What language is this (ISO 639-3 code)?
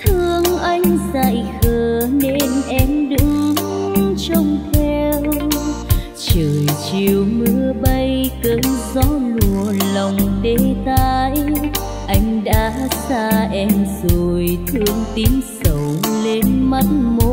vie